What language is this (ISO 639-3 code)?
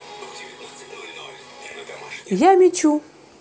rus